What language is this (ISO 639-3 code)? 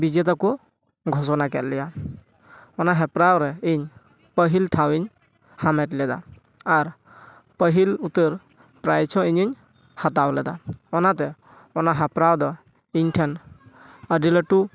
sat